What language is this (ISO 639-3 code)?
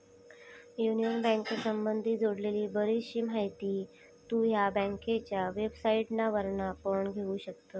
mar